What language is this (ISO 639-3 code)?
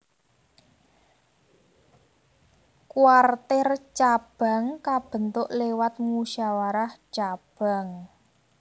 jav